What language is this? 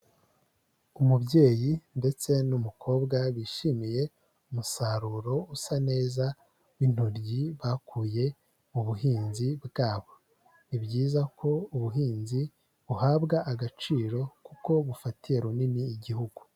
Kinyarwanda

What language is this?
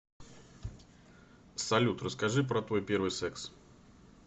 Russian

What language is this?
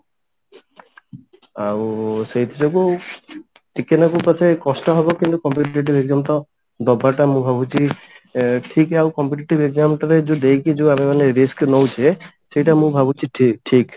Odia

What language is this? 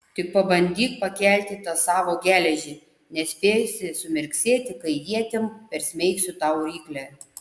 Lithuanian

